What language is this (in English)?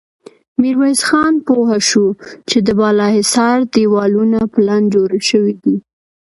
Pashto